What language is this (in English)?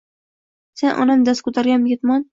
Uzbek